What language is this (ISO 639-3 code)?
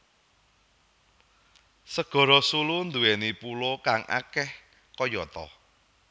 jav